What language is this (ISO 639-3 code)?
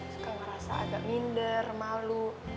ind